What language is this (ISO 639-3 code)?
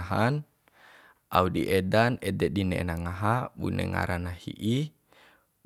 bhp